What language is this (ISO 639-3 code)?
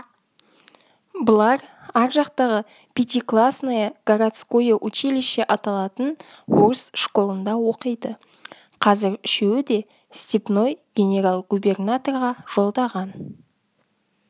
kaz